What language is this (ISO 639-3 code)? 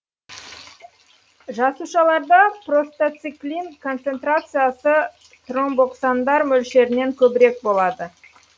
kaz